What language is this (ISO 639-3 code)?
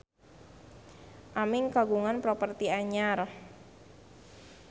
sun